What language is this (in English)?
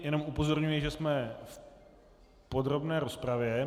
Czech